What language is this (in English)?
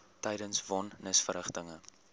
Afrikaans